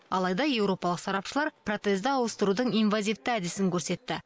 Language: Kazakh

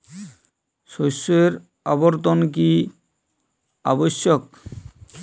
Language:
Bangla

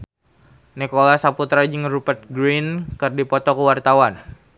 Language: Sundanese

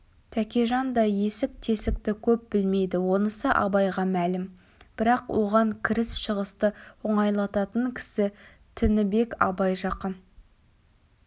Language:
Kazakh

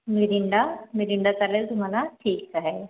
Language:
Marathi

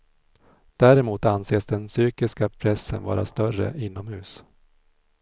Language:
Swedish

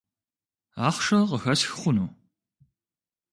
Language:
Kabardian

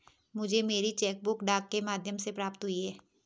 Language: Hindi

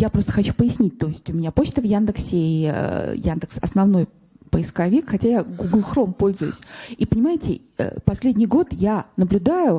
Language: Russian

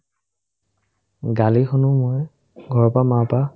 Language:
Assamese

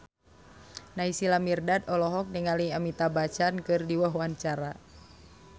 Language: Sundanese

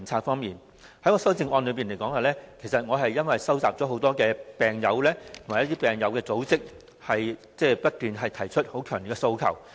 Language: Cantonese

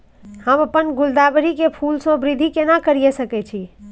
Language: Maithili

